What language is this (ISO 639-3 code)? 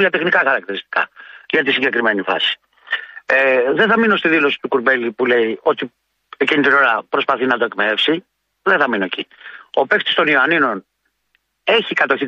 ell